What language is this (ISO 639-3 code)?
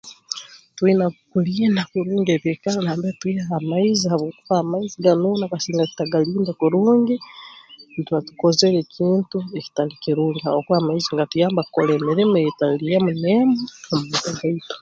ttj